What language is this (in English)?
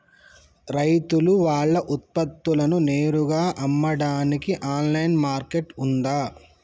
Telugu